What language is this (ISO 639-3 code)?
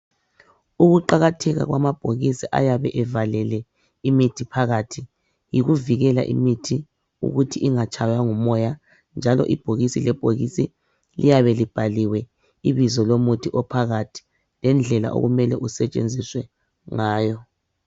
nde